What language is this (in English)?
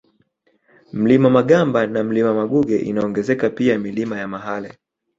Swahili